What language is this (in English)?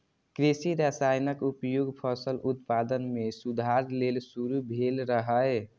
Maithili